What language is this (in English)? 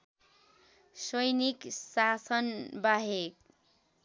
Nepali